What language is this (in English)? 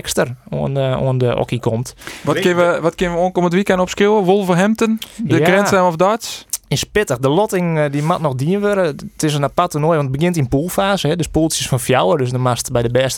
Dutch